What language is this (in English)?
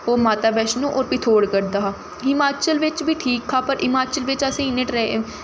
Dogri